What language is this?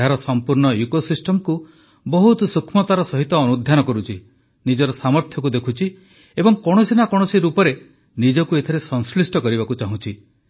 Odia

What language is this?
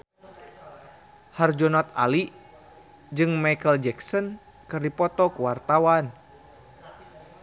Sundanese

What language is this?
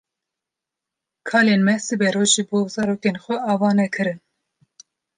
Kurdish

